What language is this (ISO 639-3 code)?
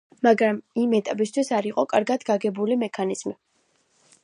kat